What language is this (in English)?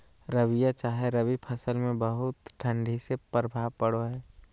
Magahi